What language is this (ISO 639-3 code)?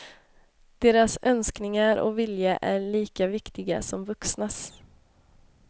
swe